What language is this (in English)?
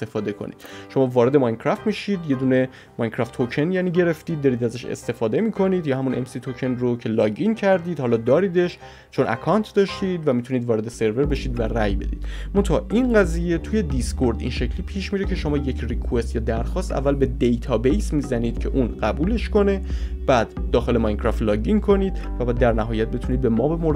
Persian